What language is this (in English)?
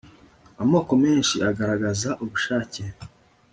Kinyarwanda